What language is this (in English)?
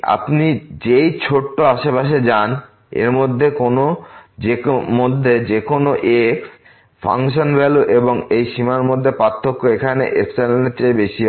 Bangla